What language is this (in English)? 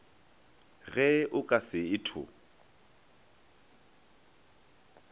Northern Sotho